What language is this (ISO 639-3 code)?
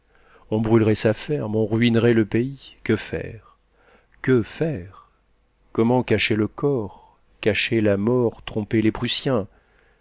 fra